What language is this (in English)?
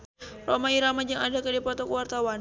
Sundanese